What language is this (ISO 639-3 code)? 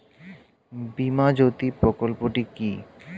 ben